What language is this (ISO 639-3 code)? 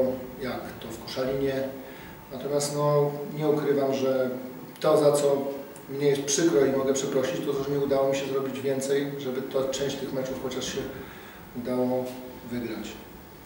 pol